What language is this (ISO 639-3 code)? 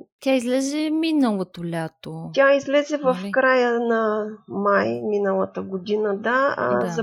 bul